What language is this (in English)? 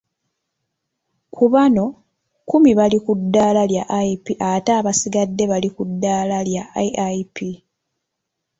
Ganda